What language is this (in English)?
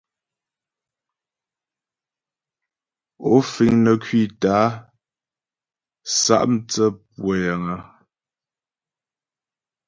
Ghomala